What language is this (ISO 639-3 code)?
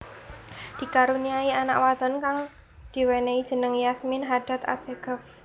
jav